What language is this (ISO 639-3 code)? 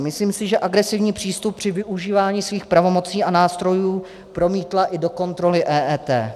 ces